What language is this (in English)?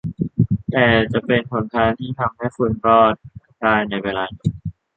Thai